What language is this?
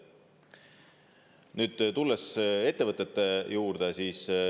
Estonian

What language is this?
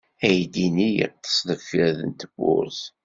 Kabyle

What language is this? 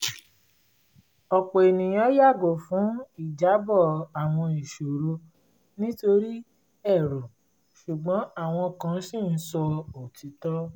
Yoruba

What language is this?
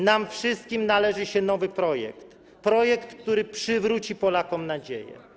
Polish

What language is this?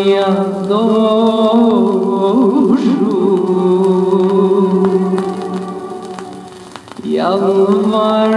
Arabic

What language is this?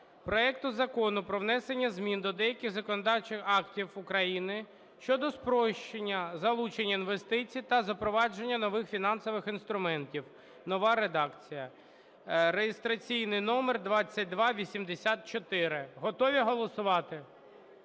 Ukrainian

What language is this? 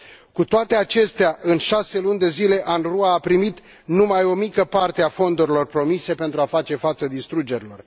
Romanian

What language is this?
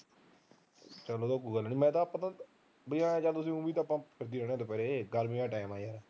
Punjabi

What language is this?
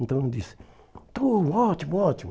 Portuguese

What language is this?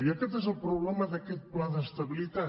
Catalan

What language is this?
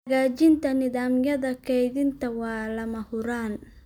Somali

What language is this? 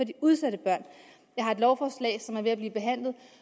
Danish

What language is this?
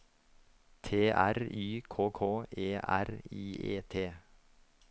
Norwegian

